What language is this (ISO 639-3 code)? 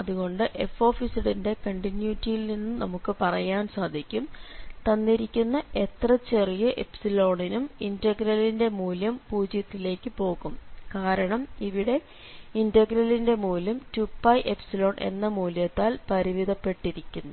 mal